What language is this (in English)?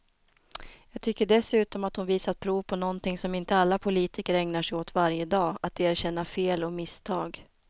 Swedish